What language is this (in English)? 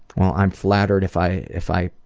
English